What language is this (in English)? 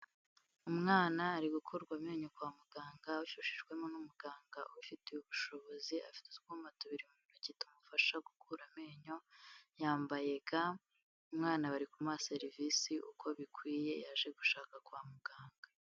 Kinyarwanda